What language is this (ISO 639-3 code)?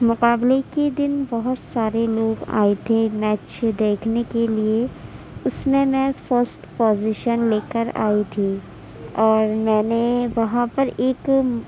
urd